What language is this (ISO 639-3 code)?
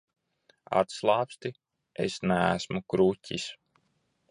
lav